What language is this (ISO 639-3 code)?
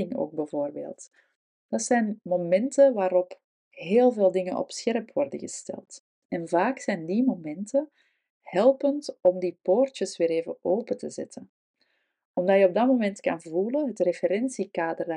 nld